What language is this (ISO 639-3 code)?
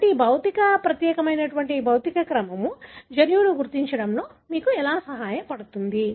tel